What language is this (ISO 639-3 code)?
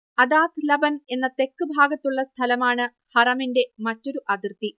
mal